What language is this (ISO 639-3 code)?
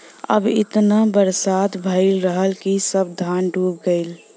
bho